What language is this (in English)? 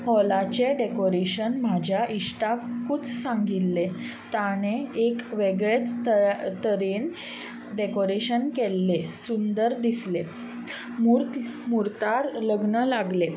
Konkani